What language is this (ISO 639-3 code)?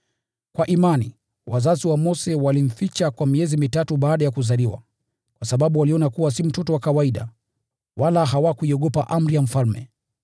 swa